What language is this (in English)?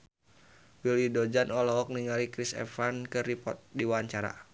Sundanese